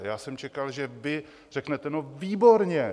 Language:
Czech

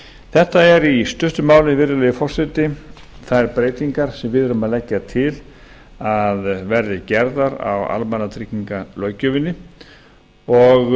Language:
Icelandic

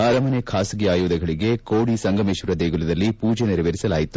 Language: Kannada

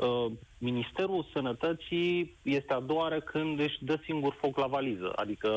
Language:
Romanian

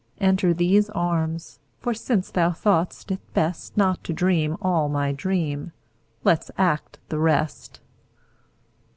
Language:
English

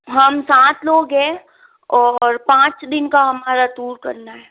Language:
Hindi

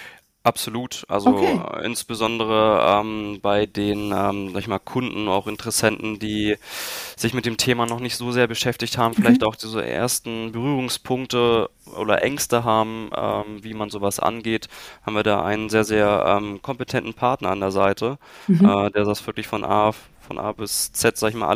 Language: German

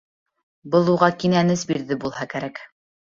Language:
Bashkir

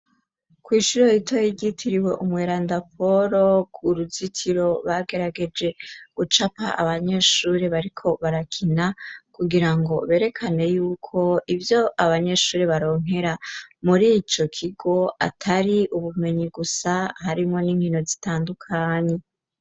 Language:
Rundi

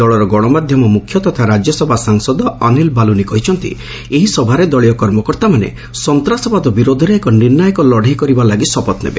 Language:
Odia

